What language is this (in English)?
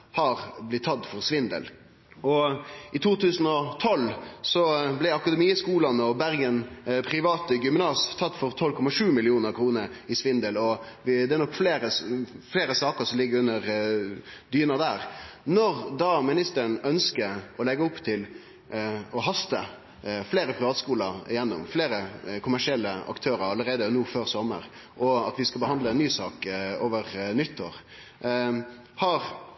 Norwegian Nynorsk